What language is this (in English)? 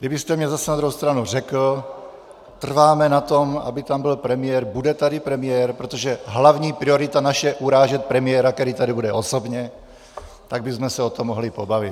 Czech